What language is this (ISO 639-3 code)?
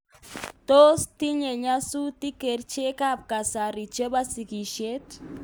kln